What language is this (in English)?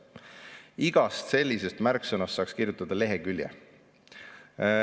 Estonian